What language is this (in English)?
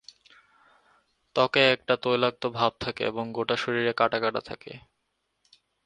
Bangla